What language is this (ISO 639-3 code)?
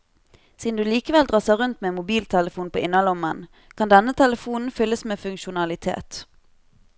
nor